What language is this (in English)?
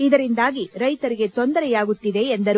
Kannada